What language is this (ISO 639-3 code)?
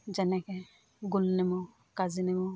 asm